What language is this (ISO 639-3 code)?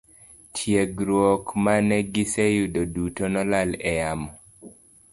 luo